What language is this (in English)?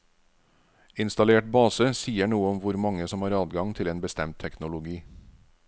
Norwegian